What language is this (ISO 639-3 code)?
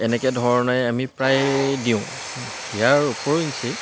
asm